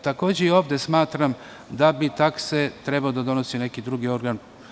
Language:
Serbian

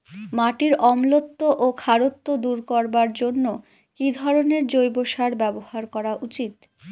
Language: Bangla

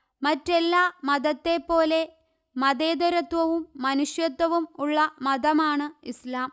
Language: Malayalam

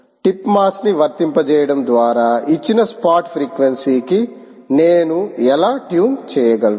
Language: Telugu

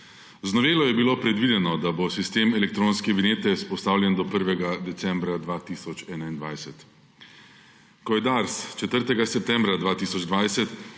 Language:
Slovenian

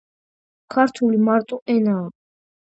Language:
Georgian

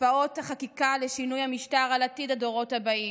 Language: Hebrew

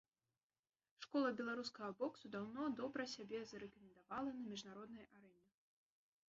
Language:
Belarusian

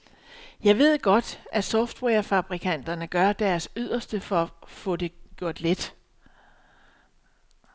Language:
Danish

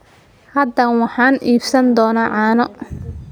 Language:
Somali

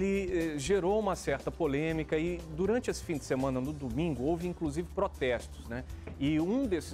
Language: Portuguese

